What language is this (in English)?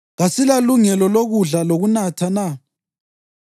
North Ndebele